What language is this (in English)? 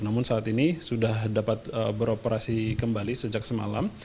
Indonesian